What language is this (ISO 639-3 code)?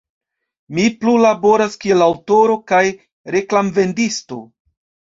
epo